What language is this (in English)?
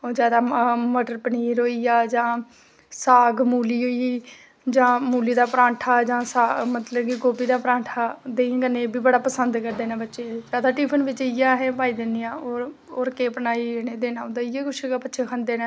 Dogri